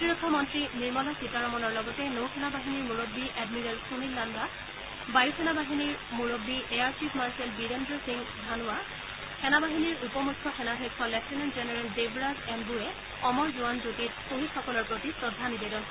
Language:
Assamese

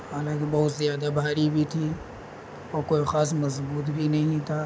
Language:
Urdu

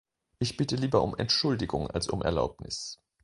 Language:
German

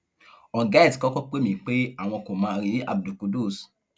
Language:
Yoruba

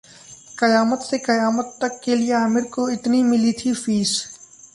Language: Hindi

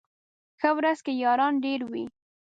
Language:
Pashto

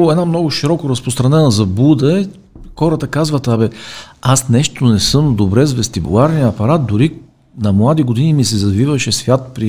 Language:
Bulgarian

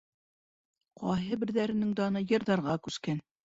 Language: Bashkir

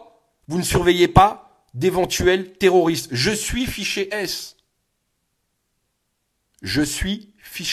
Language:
French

